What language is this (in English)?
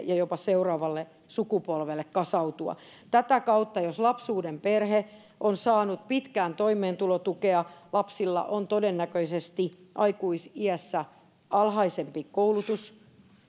Finnish